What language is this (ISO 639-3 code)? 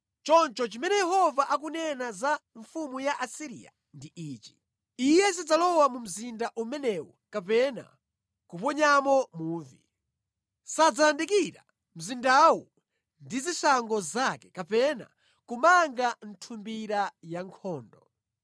nya